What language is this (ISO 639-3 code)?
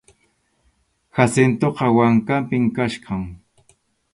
qxu